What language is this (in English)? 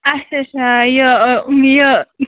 Kashmiri